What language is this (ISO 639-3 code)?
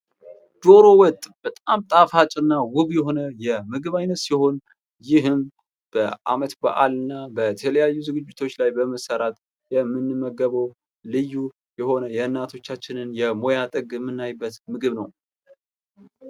amh